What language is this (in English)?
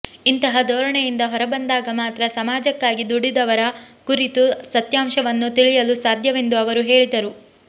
Kannada